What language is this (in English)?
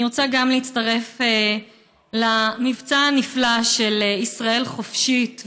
Hebrew